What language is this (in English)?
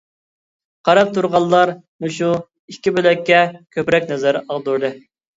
Uyghur